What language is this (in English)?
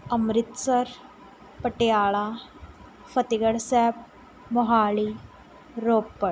Punjabi